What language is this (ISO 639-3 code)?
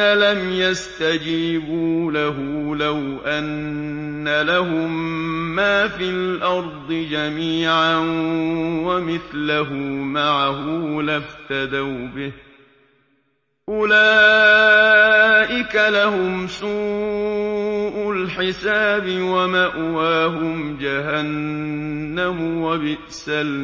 ara